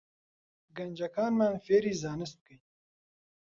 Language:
Central Kurdish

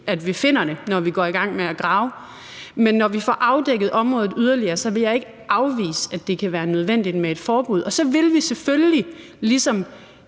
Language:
Danish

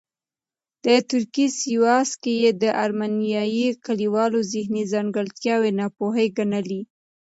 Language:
Pashto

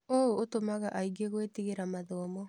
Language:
Kikuyu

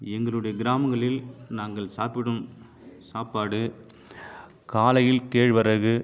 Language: Tamil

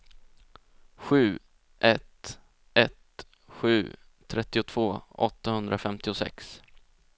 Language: Swedish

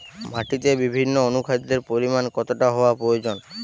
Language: Bangla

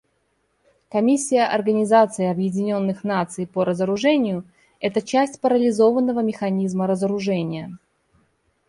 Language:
Russian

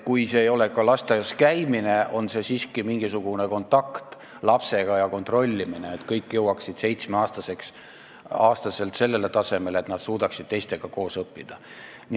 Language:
Estonian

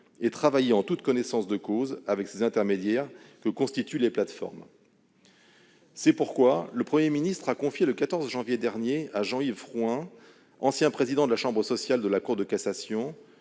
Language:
French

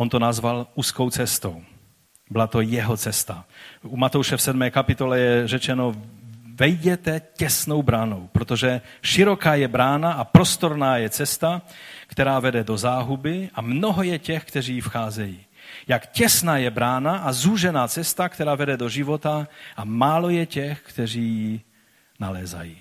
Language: Czech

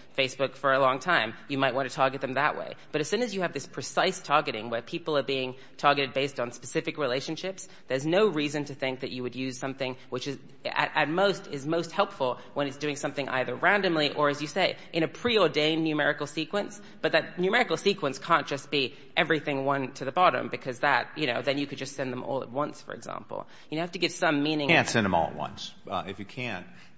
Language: English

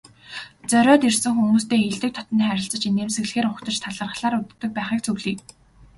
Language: Mongolian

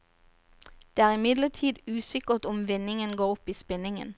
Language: Norwegian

